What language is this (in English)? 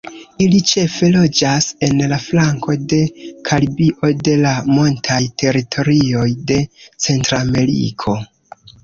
Esperanto